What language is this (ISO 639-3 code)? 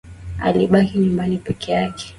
swa